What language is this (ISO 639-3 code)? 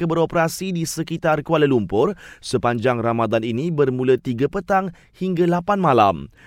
msa